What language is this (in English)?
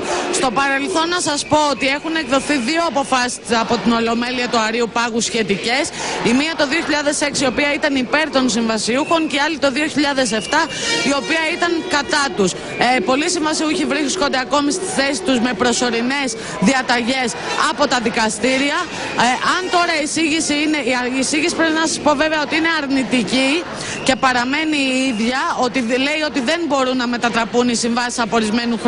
Greek